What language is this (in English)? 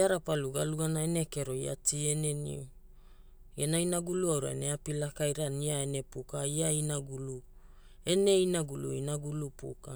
Hula